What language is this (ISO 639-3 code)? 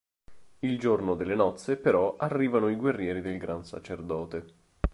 ita